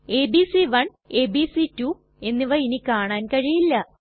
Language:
Malayalam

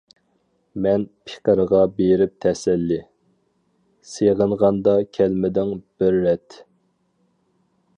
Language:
Uyghur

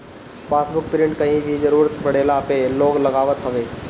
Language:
Bhojpuri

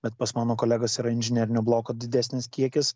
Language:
Lithuanian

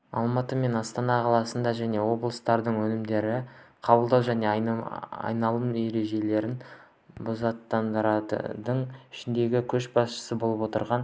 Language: Kazakh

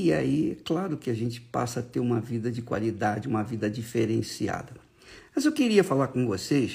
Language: Portuguese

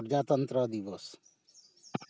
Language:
Santali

